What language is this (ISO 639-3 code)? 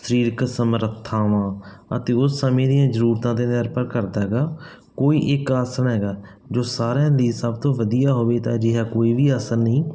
pan